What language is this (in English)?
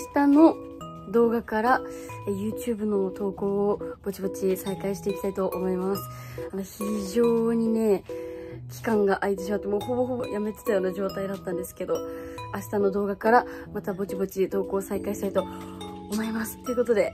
Japanese